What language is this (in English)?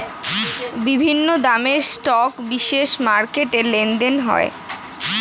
Bangla